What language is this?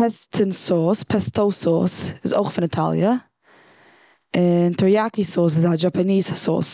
Yiddish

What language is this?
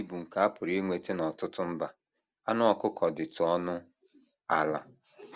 Igbo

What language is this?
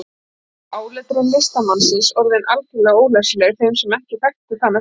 Icelandic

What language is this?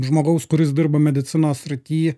Lithuanian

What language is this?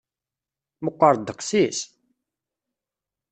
Kabyle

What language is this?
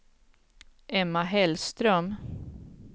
Swedish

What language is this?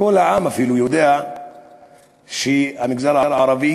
Hebrew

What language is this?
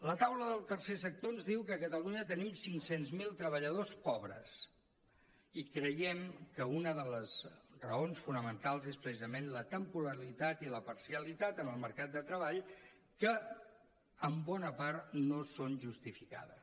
Catalan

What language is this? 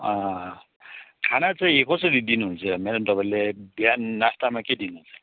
Nepali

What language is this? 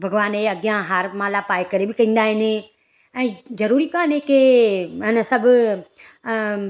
Sindhi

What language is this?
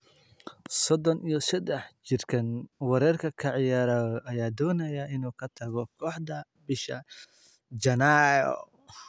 Somali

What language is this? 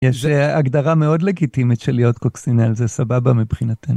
Hebrew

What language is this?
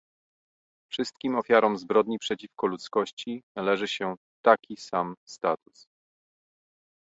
Polish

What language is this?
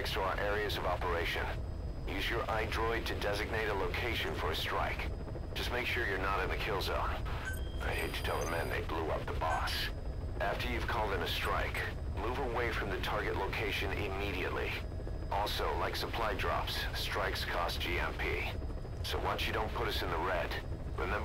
German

